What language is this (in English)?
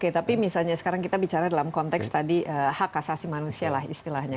Indonesian